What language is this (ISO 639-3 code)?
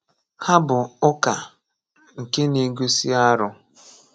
ibo